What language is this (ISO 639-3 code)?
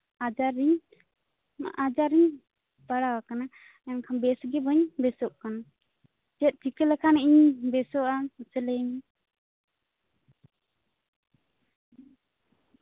sat